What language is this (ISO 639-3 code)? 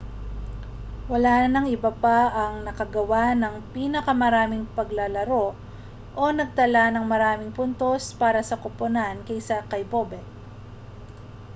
fil